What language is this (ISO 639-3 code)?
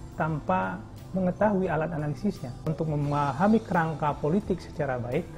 ind